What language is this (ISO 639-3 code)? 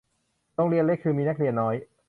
tha